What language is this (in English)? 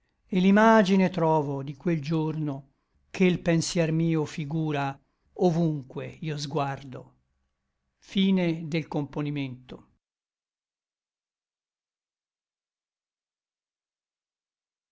Italian